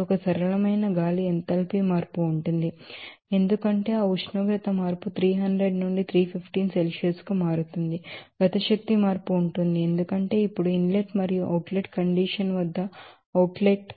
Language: Telugu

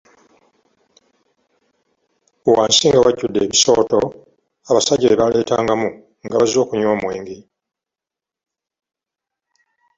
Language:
Ganda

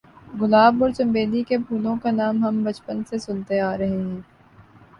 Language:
Urdu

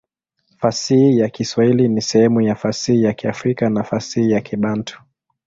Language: Swahili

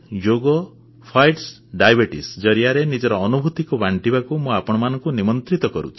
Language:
Odia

